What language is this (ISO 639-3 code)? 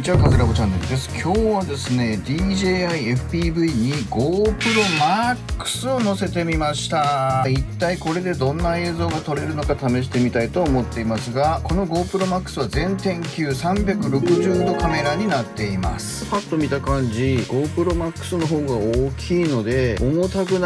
jpn